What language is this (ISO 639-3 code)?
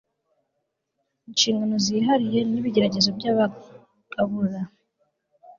kin